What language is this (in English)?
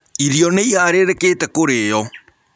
Kikuyu